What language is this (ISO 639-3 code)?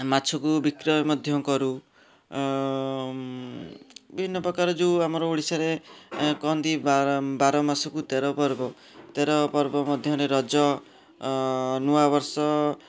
ori